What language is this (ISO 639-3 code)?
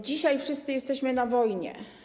pol